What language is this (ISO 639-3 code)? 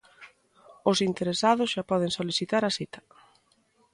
glg